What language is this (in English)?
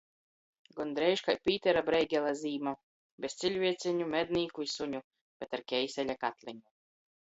Latgalian